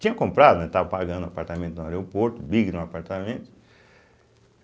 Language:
Portuguese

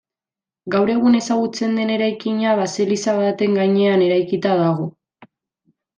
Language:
Basque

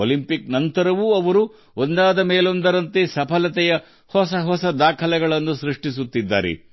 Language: Kannada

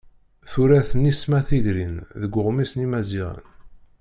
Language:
Kabyle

